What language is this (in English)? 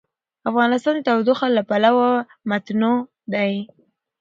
Pashto